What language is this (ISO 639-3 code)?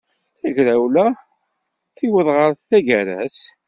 kab